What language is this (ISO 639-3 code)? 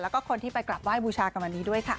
tha